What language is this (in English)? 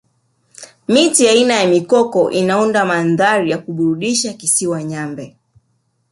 Swahili